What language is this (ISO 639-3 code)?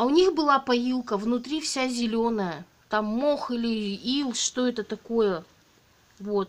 rus